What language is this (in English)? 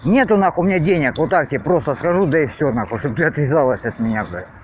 Russian